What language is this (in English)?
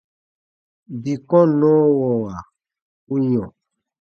Baatonum